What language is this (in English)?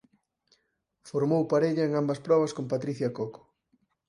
Galician